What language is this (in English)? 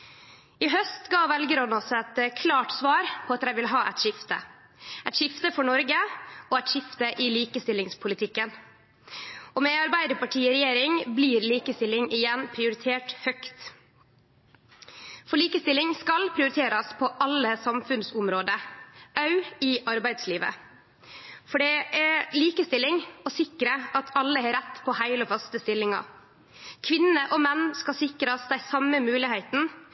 Norwegian Nynorsk